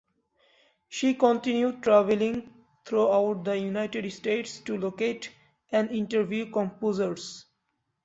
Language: English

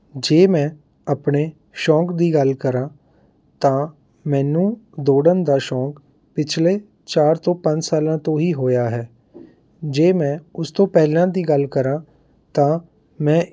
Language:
Punjabi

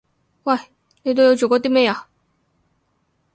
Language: Cantonese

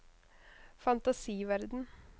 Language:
Norwegian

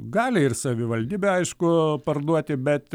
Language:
Lithuanian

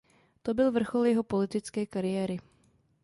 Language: Czech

